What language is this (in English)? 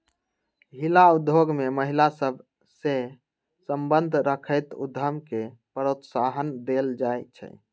Magahi